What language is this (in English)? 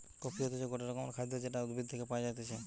Bangla